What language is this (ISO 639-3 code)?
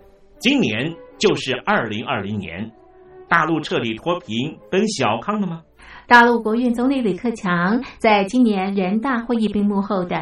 zho